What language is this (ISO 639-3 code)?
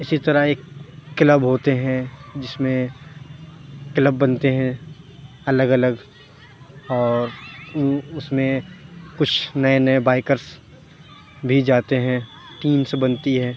urd